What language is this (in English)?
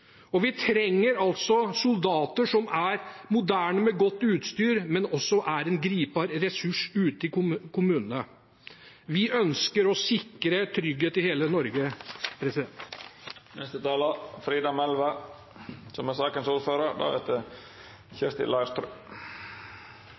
Norwegian